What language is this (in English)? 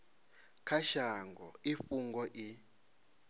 Venda